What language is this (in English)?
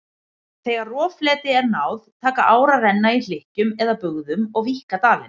Icelandic